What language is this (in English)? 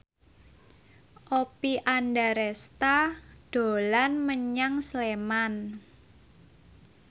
Javanese